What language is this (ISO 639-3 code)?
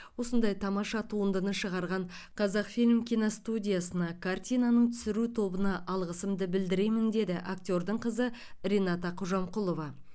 kaz